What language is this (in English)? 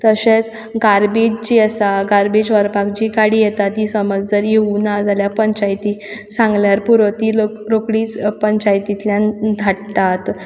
Konkani